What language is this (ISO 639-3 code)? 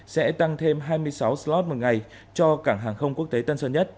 vie